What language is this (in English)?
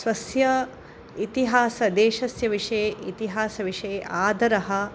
Sanskrit